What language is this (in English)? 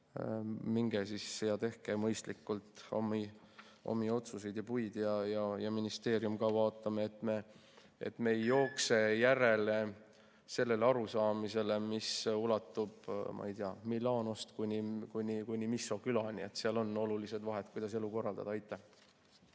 Estonian